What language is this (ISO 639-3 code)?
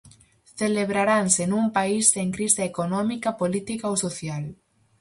glg